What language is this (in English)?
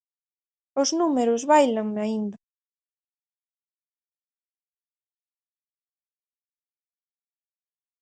Galician